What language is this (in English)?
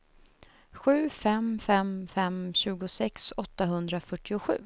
Swedish